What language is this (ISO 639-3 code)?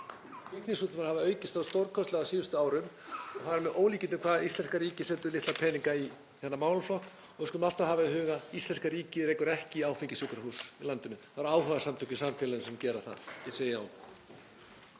isl